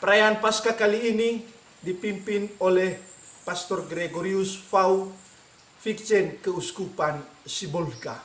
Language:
Indonesian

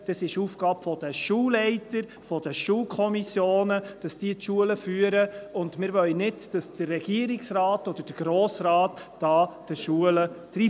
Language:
Swiss German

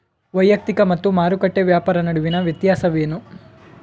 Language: Kannada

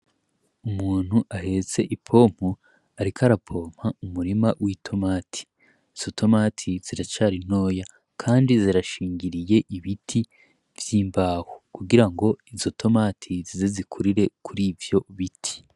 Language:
Rundi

